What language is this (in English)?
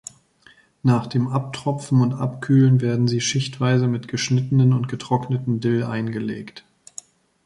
German